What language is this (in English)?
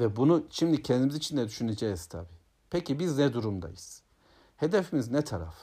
Turkish